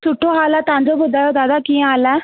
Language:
Sindhi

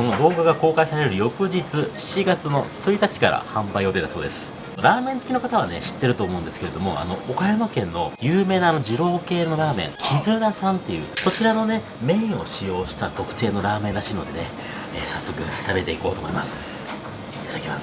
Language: Japanese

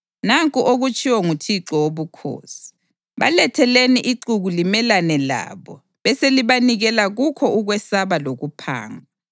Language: North Ndebele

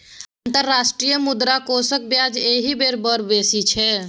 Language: Maithili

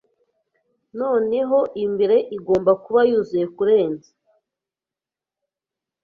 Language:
Kinyarwanda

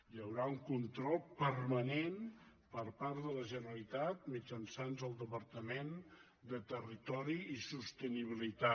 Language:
Catalan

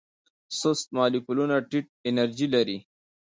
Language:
Pashto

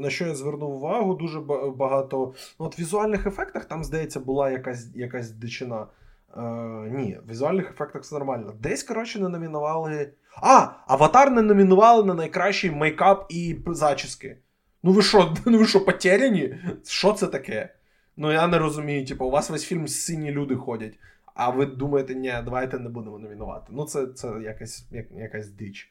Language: Ukrainian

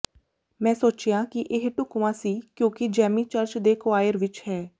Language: Punjabi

